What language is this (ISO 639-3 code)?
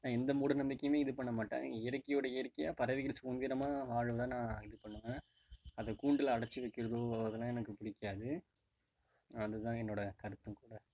tam